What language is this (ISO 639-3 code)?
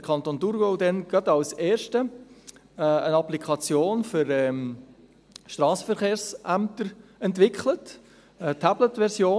gsw